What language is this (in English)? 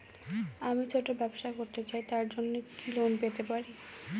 Bangla